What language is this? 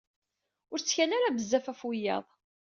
Kabyle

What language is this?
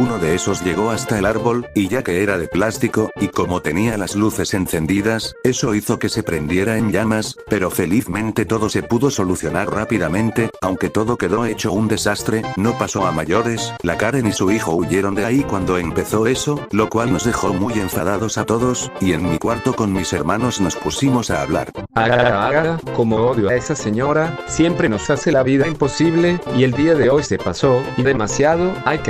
Spanish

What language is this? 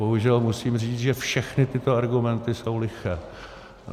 Czech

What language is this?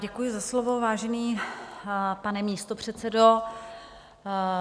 Czech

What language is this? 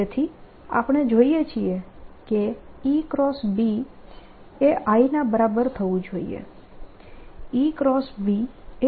Gujarati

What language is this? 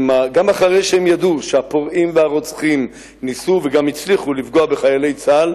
Hebrew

